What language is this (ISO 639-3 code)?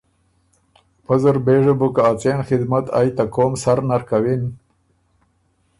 oru